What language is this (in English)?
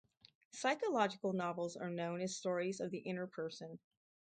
English